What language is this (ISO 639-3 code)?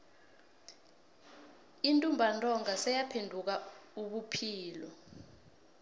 nbl